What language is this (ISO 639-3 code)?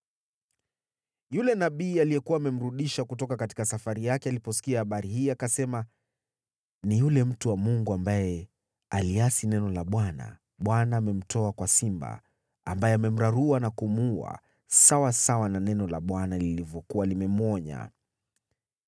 swa